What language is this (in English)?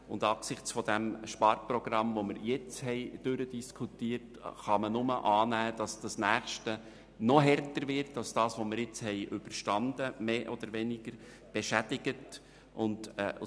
Swiss German